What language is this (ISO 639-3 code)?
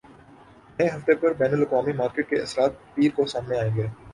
urd